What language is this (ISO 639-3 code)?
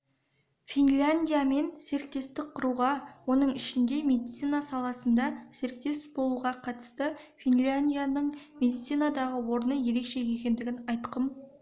kaz